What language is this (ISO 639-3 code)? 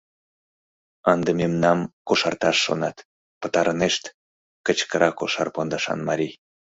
chm